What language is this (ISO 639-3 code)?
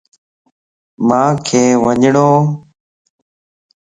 lss